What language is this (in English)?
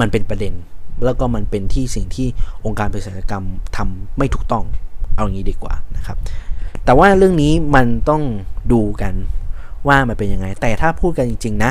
Thai